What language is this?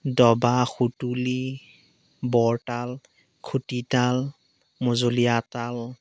Assamese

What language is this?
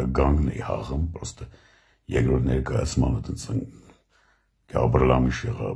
Romanian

